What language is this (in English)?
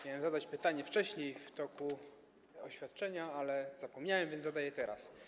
Polish